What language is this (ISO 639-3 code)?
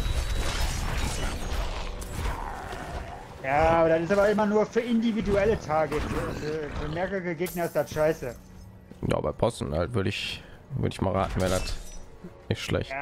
deu